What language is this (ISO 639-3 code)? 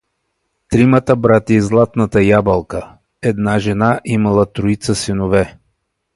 bul